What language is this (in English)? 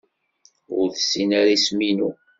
Kabyle